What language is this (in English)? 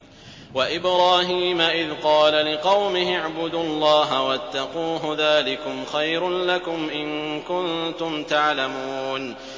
Arabic